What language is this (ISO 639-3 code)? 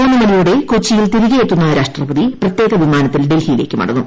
mal